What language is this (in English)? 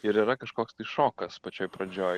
Lithuanian